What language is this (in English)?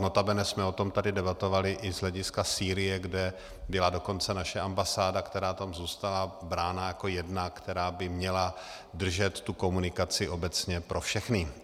Czech